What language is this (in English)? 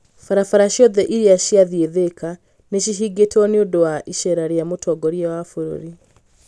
Kikuyu